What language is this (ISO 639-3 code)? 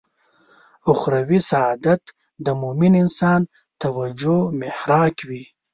pus